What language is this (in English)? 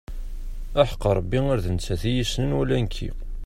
Kabyle